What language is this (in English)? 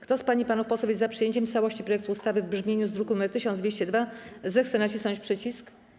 Polish